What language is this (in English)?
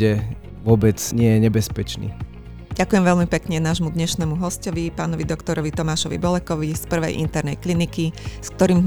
Slovak